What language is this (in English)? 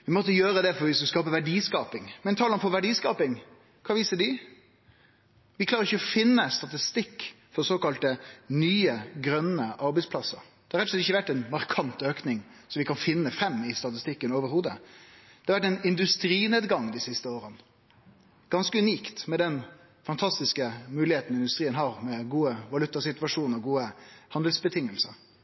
Norwegian Nynorsk